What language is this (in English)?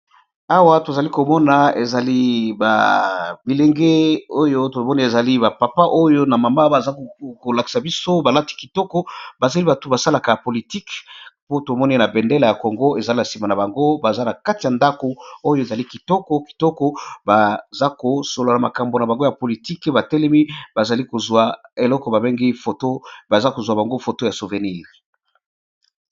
Lingala